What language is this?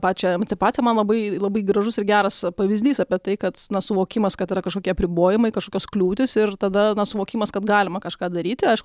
Lithuanian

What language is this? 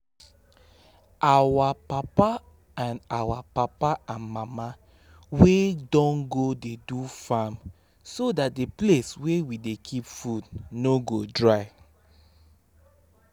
Nigerian Pidgin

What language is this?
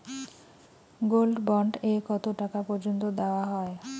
Bangla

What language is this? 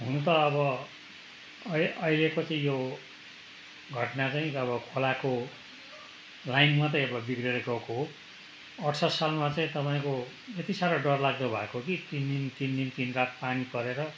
Nepali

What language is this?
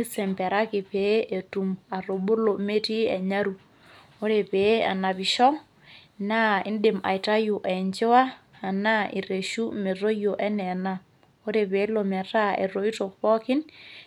Masai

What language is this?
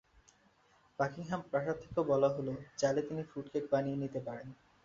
Bangla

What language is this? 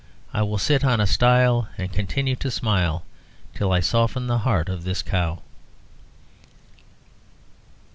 English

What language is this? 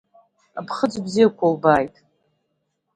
Abkhazian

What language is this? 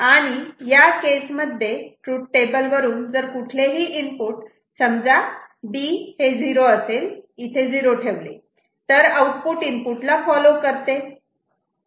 Marathi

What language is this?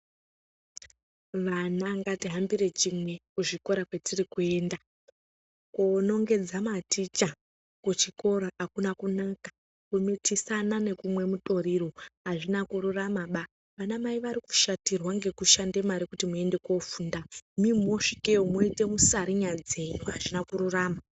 Ndau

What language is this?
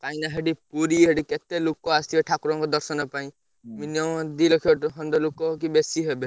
Odia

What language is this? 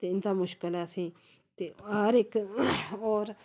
Dogri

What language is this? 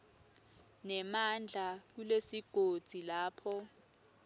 Swati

